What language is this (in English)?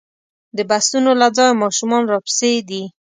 Pashto